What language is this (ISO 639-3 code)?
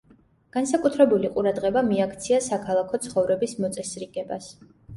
kat